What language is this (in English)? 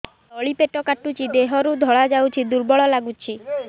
Odia